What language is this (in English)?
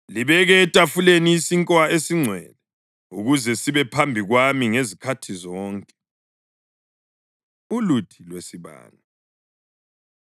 North Ndebele